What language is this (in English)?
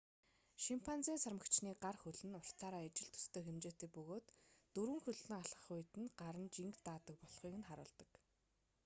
Mongolian